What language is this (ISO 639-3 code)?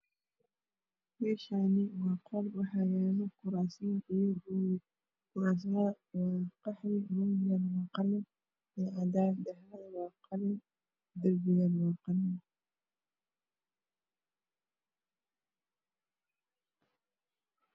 som